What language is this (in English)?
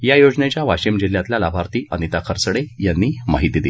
Marathi